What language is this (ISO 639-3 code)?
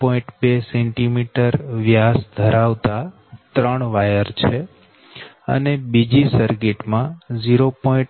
guj